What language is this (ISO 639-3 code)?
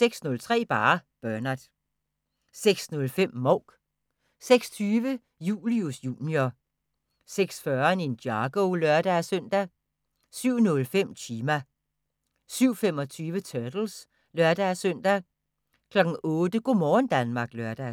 dan